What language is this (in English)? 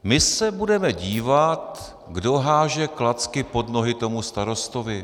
Czech